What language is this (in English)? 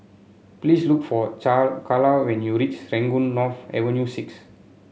English